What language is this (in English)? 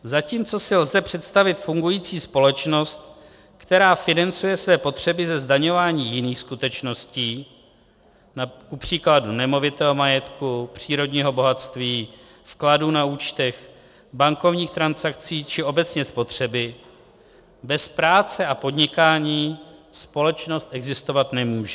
Czech